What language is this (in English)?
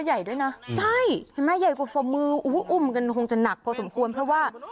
Thai